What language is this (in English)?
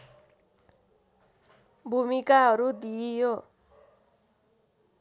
Nepali